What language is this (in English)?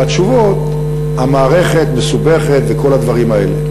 Hebrew